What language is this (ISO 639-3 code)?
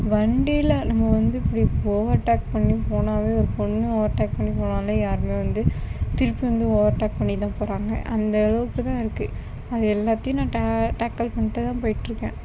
tam